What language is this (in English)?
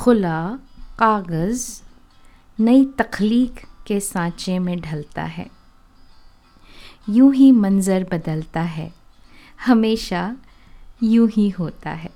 Hindi